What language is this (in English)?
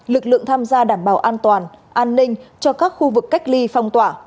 Vietnamese